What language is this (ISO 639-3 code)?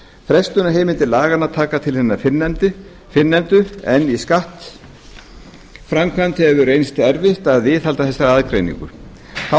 isl